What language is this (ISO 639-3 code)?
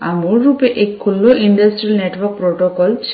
guj